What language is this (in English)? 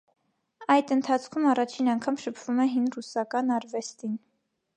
Armenian